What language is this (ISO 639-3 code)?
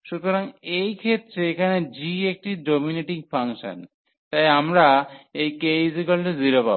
ben